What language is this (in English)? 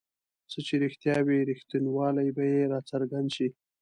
Pashto